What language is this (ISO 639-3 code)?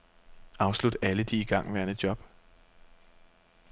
dan